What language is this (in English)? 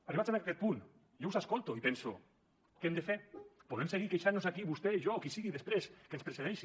Catalan